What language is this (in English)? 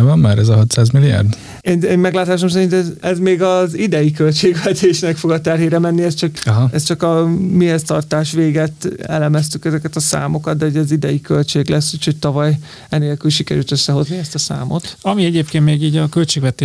Hungarian